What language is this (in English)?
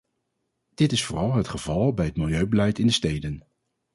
Dutch